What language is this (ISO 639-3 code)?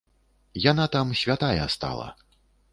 bel